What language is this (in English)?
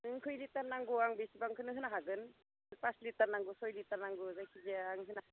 Bodo